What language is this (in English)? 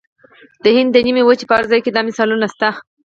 Pashto